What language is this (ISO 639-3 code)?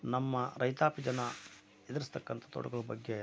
kan